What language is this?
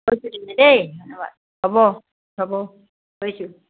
Assamese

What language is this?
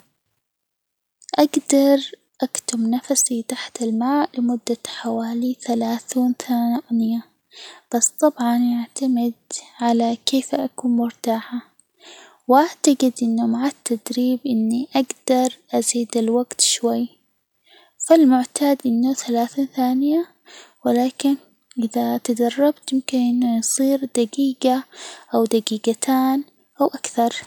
Hijazi Arabic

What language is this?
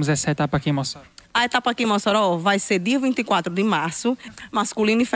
Portuguese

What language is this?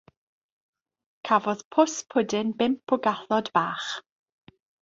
Welsh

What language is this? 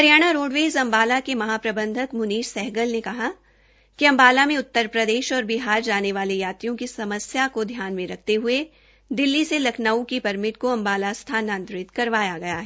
Hindi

